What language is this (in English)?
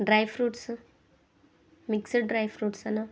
Telugu